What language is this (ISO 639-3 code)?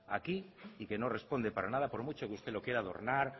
spa